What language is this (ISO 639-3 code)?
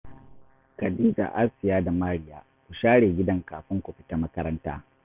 hau